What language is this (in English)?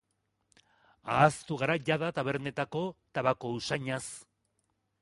Basque